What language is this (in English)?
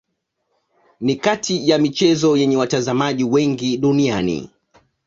Swahili